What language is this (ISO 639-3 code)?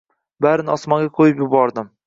uzb